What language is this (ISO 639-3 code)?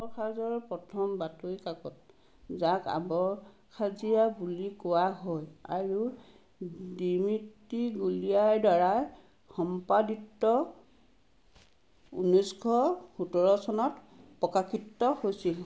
asm